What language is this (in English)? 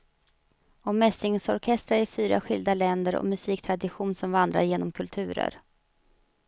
Swedish